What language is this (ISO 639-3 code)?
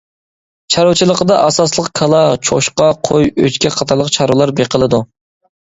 uig